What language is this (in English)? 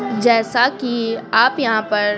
Hindi